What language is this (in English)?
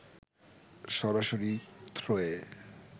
Bangla